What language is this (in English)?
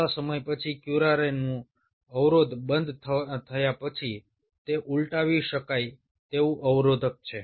Gujarati